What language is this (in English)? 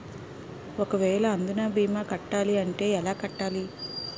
Telugu